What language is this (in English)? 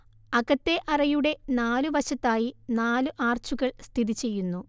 Malayalam